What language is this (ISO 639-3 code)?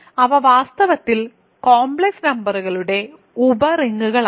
mal